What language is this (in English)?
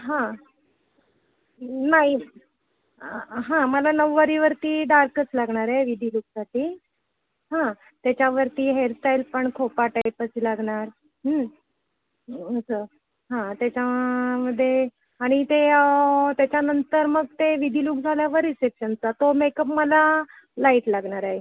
Marathi